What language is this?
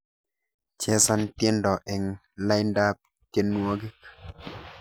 Kalenjin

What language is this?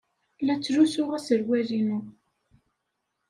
Kabyle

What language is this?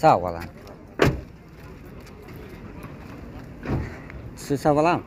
Turkish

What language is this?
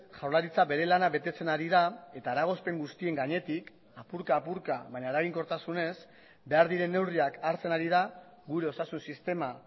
Basque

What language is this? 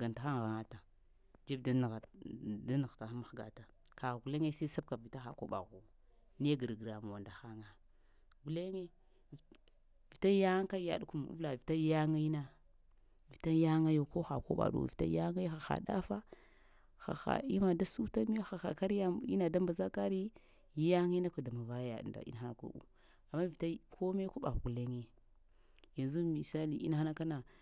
Lamang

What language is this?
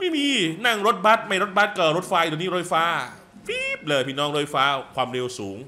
Thai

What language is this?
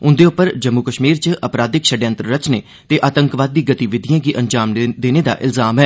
Dogri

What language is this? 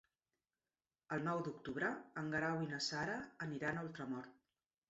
Catalan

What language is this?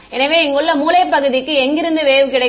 Tamil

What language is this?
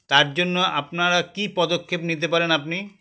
Bangla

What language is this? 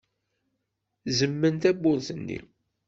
Kabyle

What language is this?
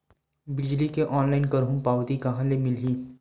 Chhattisgarhi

